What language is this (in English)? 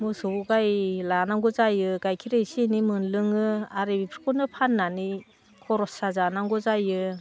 Bodo